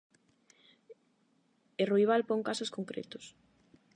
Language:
Galician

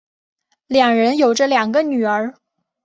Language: Chinese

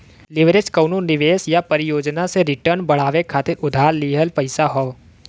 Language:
Bhojpuri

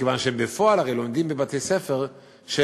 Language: Hebrew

